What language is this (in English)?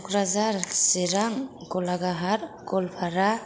Bodo